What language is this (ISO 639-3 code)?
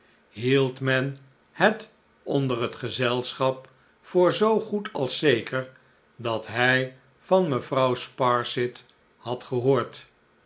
nld